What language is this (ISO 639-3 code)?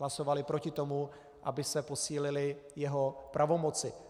ces